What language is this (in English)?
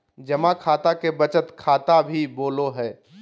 Magahi